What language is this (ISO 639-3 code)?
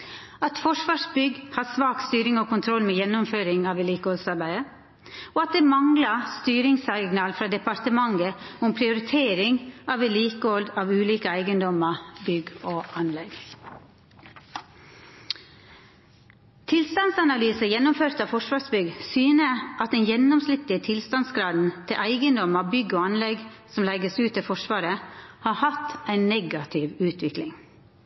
nno